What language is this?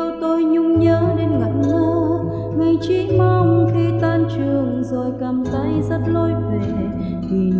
Vietnamese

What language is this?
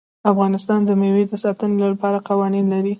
Pashto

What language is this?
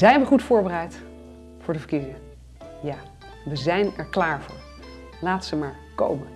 Dutch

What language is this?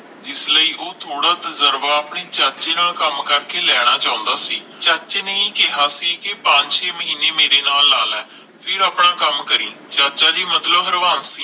Punjabi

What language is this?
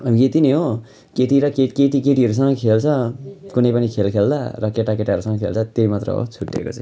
Nepali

